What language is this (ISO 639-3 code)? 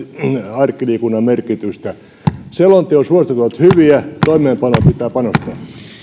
fin